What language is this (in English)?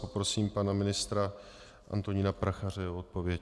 Czech